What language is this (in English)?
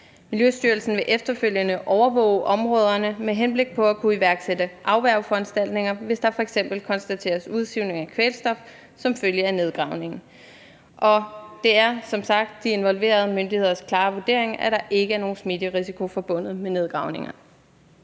Danish